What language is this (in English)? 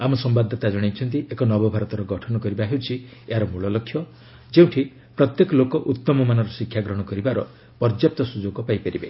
Odia